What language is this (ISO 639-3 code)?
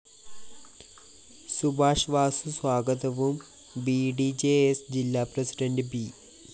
mal